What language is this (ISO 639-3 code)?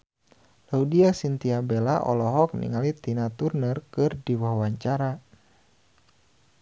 sun